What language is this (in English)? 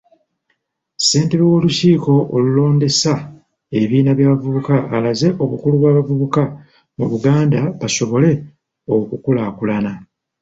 Ganda